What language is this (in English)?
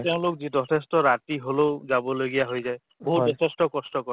Assamese